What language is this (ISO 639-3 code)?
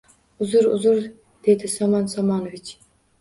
uzb